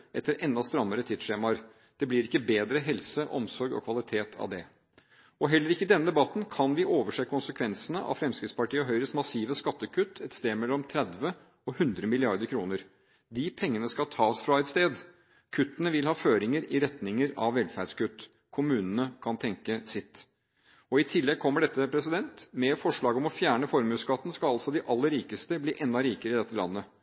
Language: Norwegian Bokmål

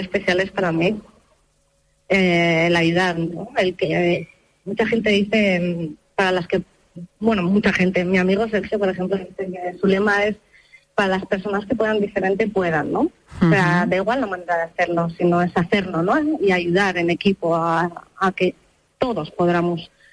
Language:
Spanish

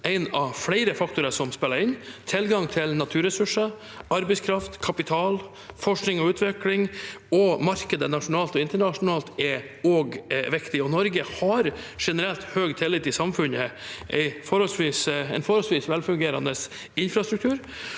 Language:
Norwegian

